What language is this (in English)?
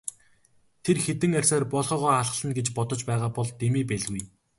Mongolian